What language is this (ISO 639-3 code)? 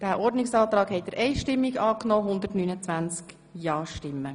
gsw